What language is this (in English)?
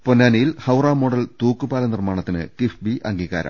Malayalam